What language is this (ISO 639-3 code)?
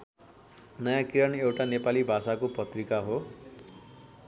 nep